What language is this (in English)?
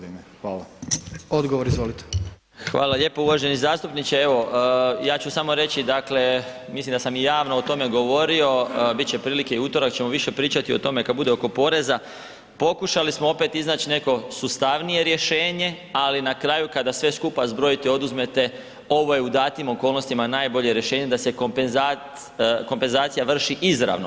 Croatian